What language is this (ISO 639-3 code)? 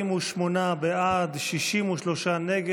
heb